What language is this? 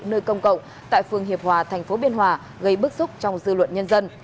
Vietnamese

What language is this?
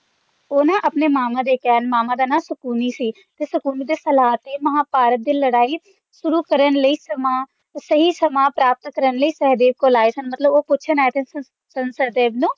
Punjabi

